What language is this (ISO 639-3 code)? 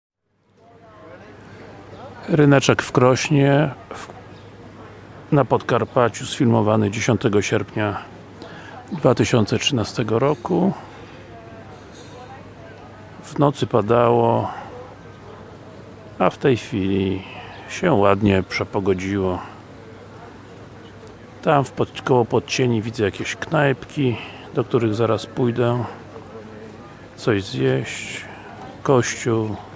pol